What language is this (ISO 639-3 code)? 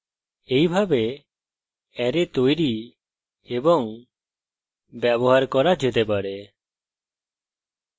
ben